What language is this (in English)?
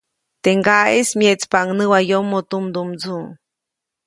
Copainalá Zoque